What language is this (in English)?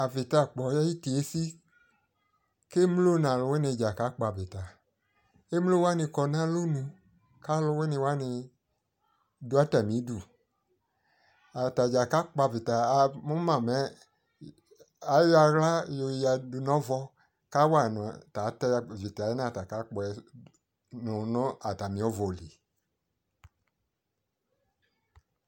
Ikposo